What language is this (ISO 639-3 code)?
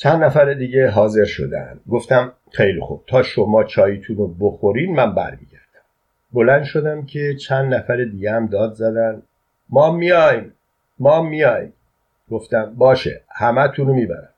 fas